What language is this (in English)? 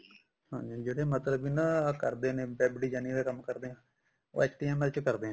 Punjabi